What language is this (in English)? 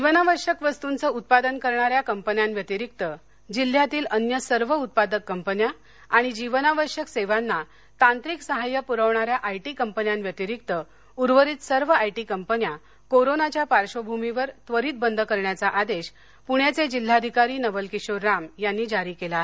Marathi